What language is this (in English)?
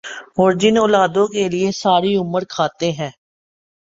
Urdu